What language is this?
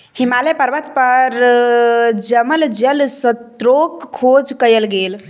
Maithili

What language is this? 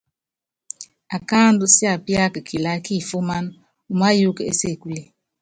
Yangben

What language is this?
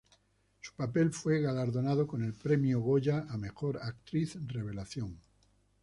Spanish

